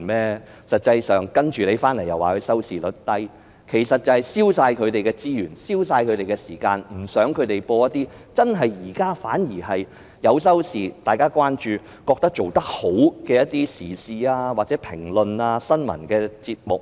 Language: Cantonese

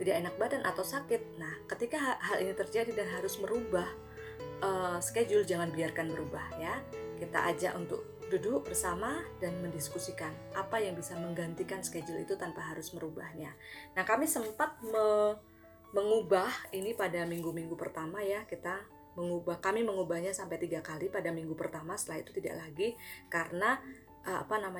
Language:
Indonesian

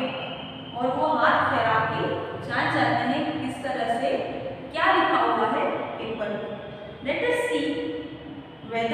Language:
Hindi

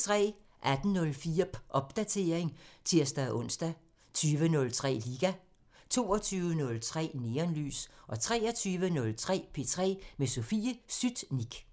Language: Danish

